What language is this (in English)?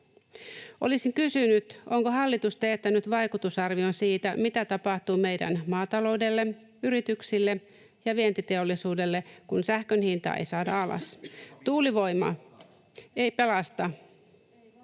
Finnish